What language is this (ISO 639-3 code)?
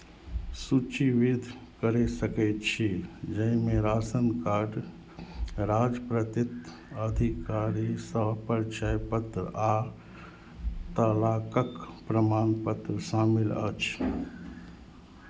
mai